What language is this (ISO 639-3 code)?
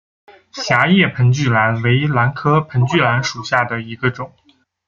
zho